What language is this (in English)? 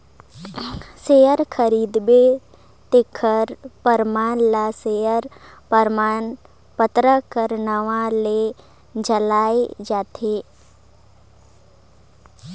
Chhattisgarhi